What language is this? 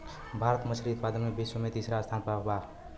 Bhojpuri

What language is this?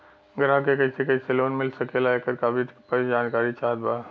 Bhojpuri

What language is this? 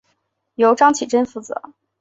Chinese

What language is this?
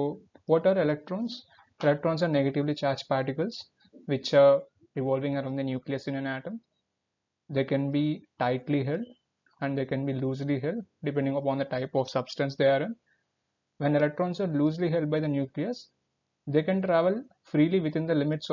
English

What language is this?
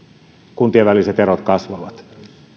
Finnish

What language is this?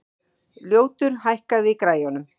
Icelandic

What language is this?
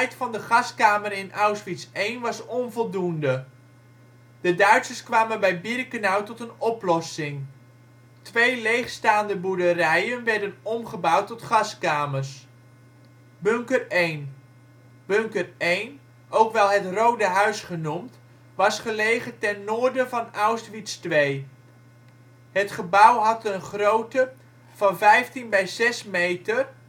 Dutch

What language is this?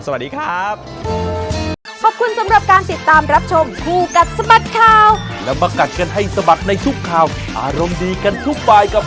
Thai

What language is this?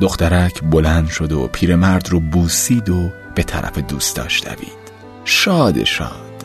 Persian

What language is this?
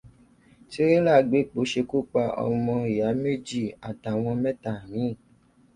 Yoruba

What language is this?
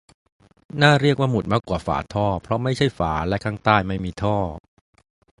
Thai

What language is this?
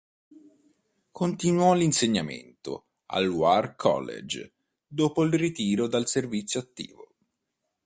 Italian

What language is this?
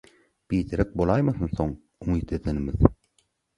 Turkmen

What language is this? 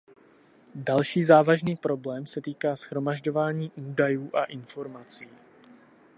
Czech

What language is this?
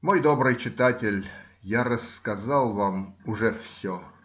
Russian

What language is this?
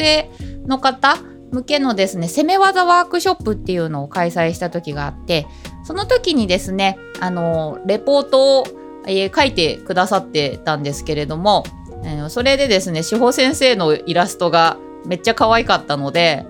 Japanese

